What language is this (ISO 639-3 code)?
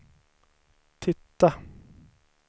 swe